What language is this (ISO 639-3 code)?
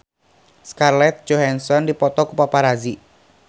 sun